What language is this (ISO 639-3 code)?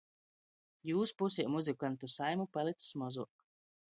ltg